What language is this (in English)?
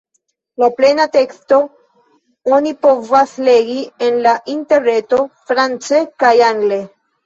Esperanto